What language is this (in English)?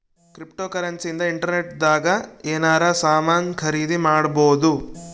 Kannada